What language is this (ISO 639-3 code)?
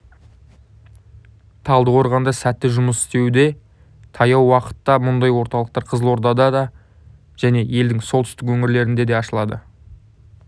kaz